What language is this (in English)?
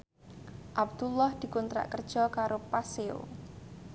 Javanese